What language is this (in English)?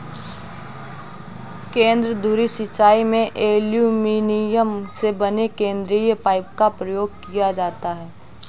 Hindi